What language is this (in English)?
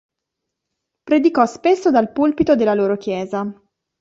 Italian